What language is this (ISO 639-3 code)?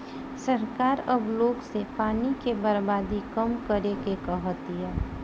bho